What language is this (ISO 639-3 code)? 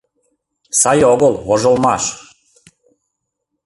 chm